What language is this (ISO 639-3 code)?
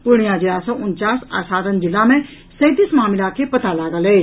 mai